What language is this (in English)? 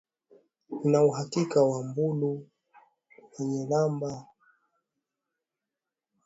Swahili